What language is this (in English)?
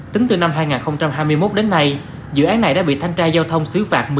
Vietnamese